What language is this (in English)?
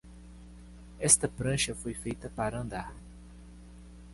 Portuguese